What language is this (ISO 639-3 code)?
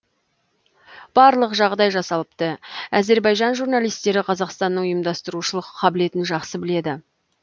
kaz